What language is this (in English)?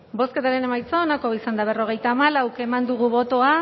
Basque